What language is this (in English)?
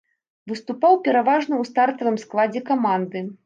Belarusian